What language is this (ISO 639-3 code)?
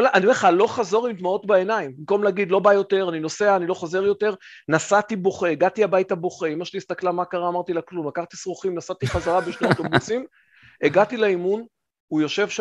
heb